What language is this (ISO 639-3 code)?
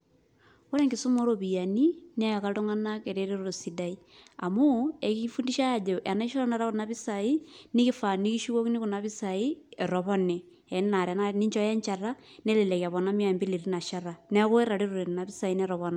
mas